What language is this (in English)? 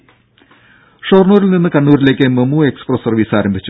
Malayalam